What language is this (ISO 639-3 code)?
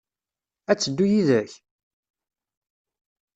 kab